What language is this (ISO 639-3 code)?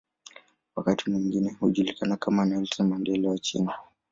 swa